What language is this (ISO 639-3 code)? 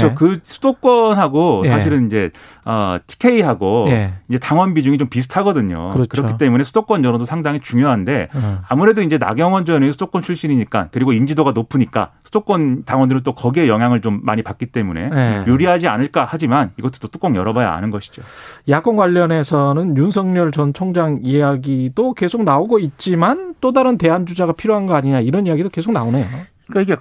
kor